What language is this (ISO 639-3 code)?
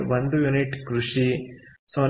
kan